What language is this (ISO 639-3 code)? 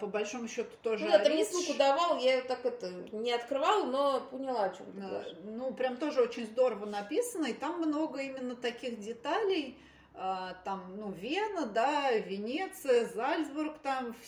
rus